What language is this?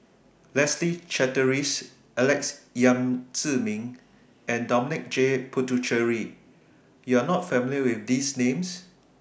English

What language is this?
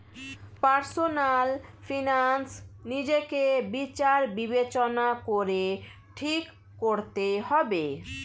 Bangla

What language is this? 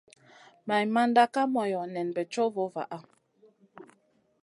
Masana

